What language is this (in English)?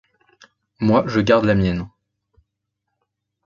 French